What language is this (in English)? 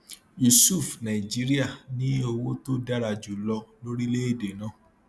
Yoruba